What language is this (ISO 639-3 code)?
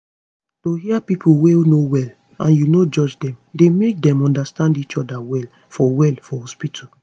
pcm